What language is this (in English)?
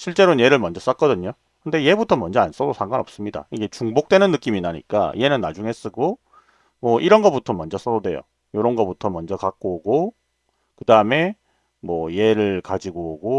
Korean